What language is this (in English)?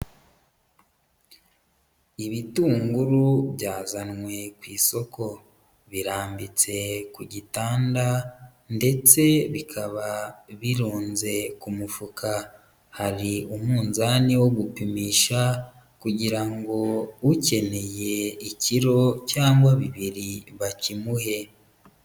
Kinyarwanda